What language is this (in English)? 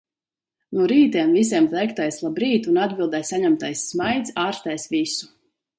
Latvian